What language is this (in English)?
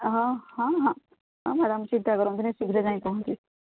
Odia